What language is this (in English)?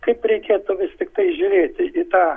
Lithuanian